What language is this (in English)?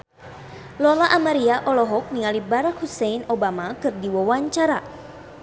Sundanese